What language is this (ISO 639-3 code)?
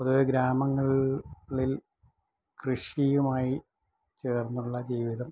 mal